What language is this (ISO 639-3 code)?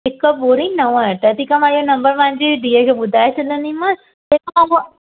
snd